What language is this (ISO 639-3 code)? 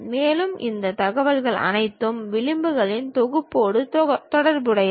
tam